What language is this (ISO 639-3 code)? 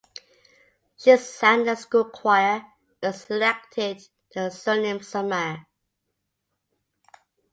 eng